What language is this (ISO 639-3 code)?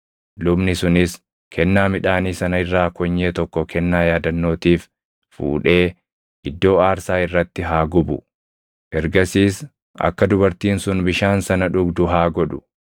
orm